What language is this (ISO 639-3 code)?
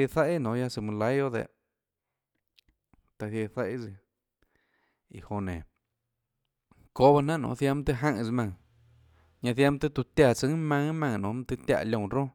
ctl